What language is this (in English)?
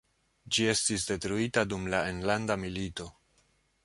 Esperanto